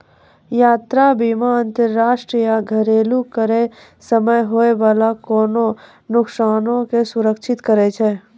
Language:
Maithili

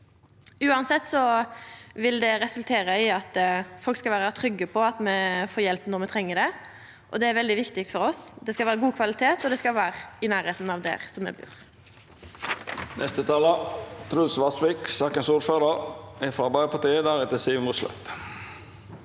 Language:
Norwegian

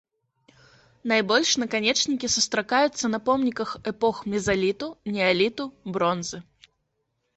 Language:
Belarusian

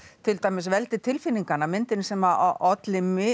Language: Icelandic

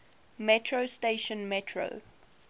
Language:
English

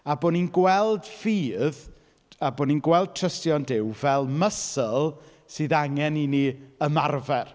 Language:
Welsh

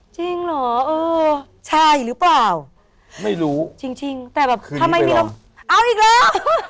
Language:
Thai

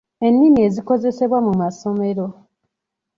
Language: Ganda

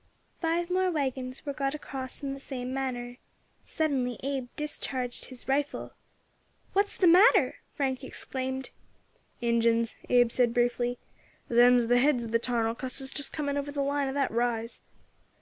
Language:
English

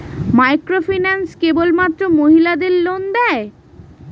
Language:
Bangla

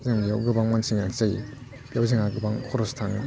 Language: Bodo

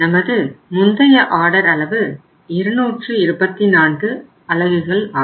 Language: Tamil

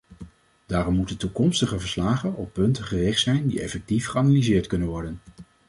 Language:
Dutch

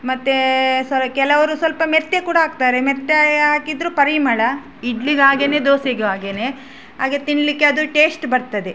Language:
Kannada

